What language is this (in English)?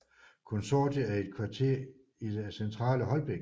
Danish